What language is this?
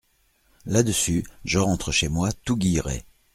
French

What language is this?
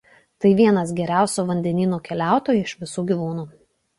Lithuanian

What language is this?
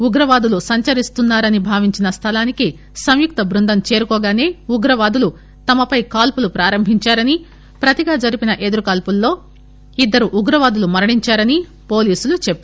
Telugu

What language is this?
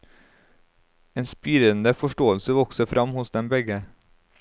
Norwegian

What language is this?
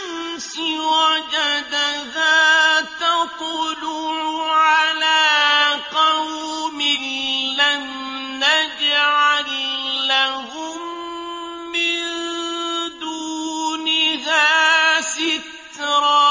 Arabic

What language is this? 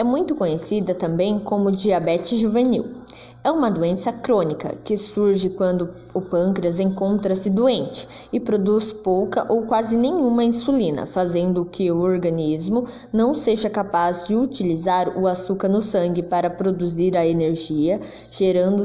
Portuguese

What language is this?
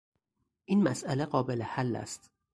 Persian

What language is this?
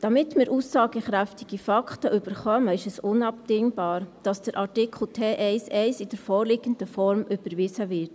Swiss German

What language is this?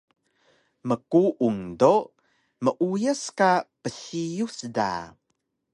Taroko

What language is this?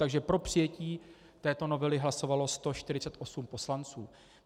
Czech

